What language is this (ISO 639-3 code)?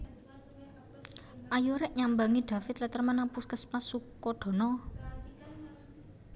jav